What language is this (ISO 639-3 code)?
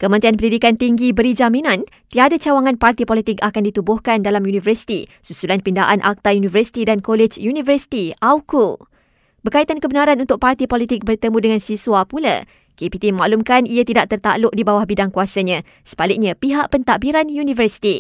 msa